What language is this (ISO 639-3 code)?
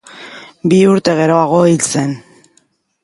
eus